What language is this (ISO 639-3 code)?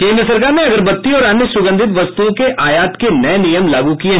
hin